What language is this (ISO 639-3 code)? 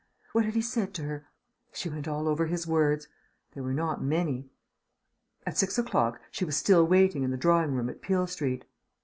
eng